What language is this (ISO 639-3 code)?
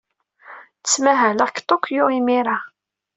kab